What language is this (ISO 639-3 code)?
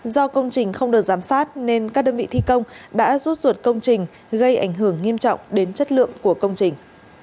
vie